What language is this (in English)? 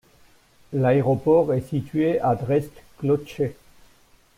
French